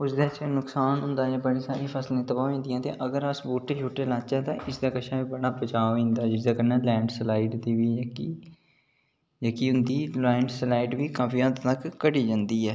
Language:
Dogri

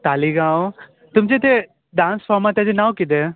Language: Konkani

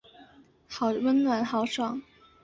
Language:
Chinese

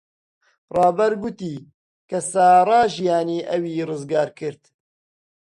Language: Central Kurdish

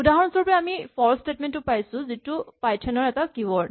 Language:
Assamese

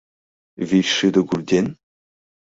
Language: Mari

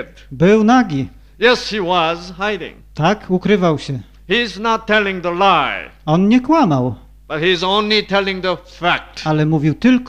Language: Polish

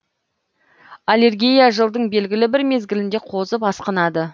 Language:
Kazakh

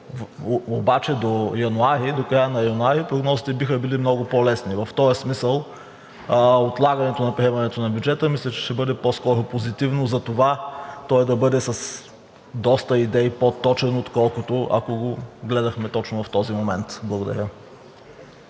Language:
Bulgarian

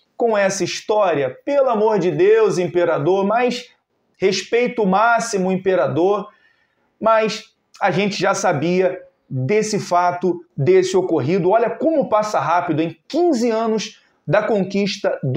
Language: Portuguese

